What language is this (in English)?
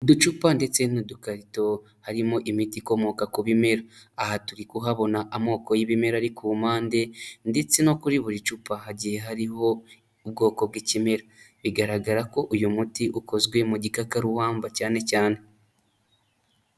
Kinyarwanda